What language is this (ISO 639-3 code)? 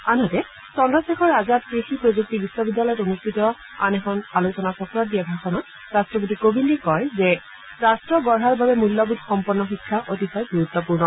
asm